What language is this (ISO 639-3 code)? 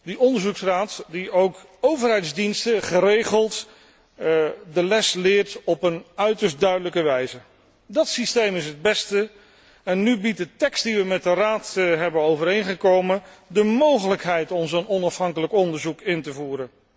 nld